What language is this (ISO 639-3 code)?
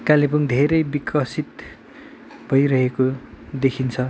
nep